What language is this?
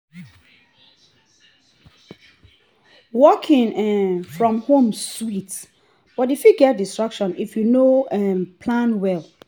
Nigerian Pidgin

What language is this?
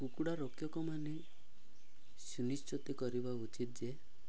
Odia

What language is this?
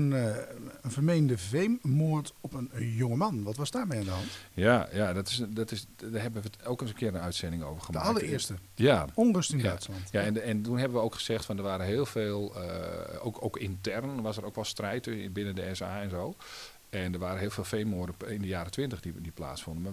Dutch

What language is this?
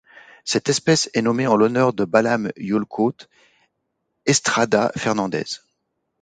French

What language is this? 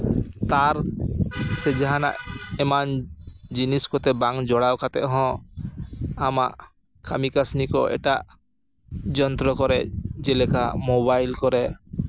Santali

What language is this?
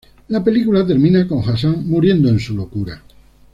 Spanish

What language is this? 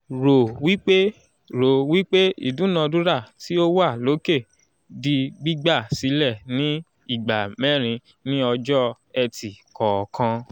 Yoruba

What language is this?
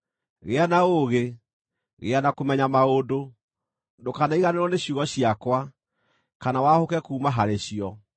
Kikuyu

